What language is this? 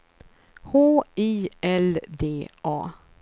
Swedish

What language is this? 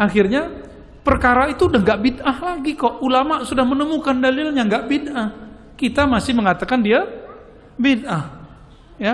Indonesian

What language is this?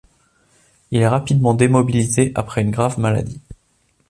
French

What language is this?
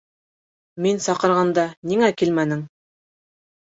Bashkir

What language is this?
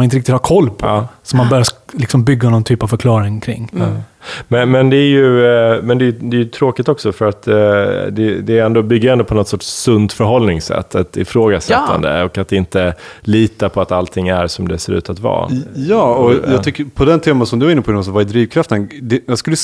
Swedish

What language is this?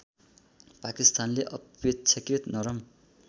Nepali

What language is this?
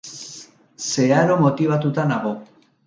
Basque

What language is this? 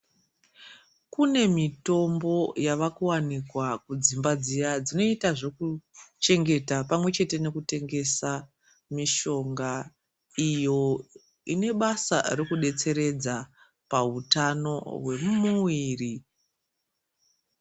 Ndau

